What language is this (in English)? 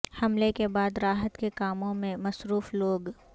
Urdu